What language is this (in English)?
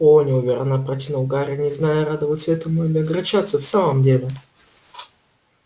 Russian